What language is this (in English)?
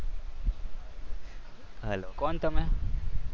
Gujarati